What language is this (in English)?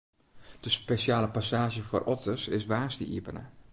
Western Frisian